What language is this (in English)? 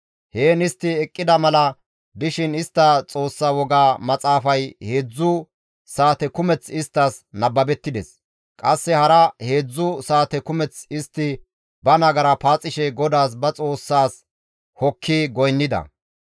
Gamo